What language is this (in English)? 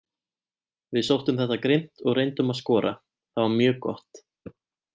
Icelandic